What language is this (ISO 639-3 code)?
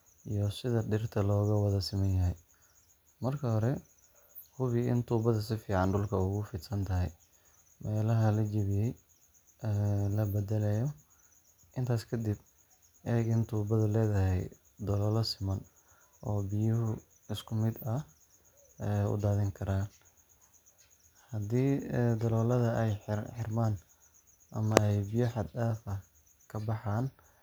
som